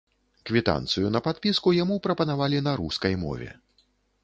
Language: Belarusian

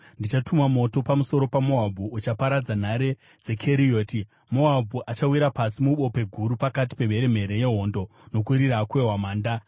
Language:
Shona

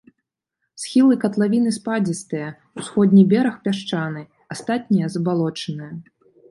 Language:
Belarusian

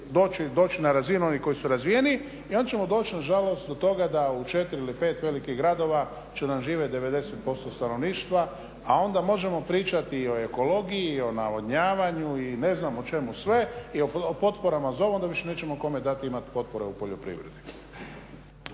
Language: Croatian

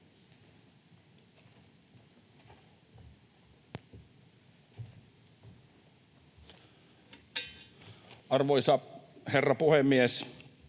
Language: Finnish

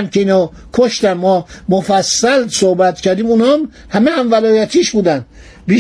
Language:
Persian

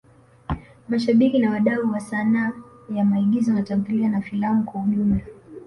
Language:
Swahili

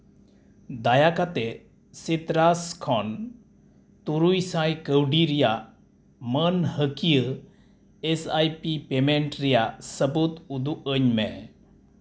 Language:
Santali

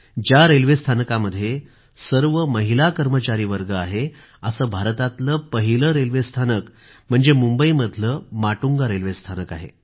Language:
Marathi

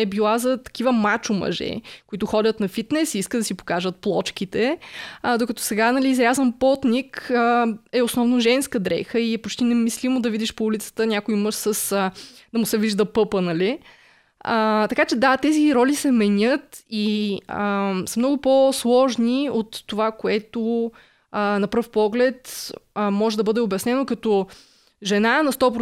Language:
Bulgarian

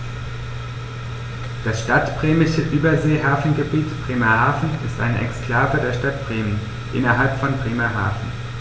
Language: German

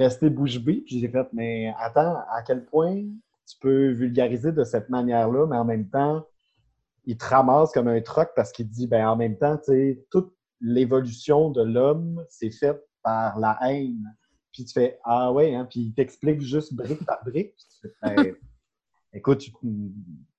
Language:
French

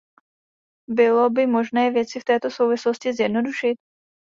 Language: Czech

